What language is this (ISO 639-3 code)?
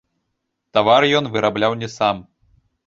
bel